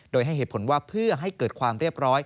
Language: Thai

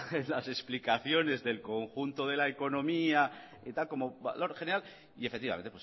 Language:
Spanish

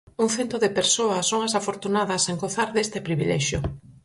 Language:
Galician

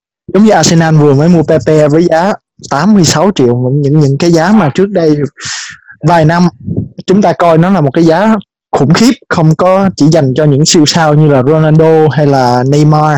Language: Vietnamese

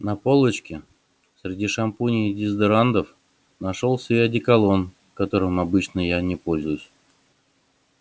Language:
Russian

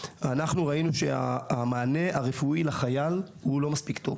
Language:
Hebrew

